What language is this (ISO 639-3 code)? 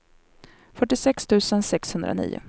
swe